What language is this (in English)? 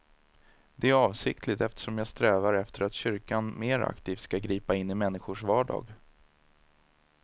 Swedish